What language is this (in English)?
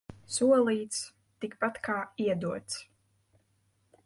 Latvian